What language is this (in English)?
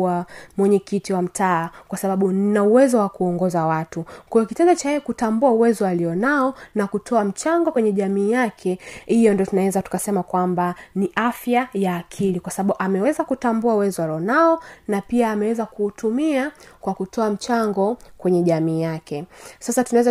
Swahili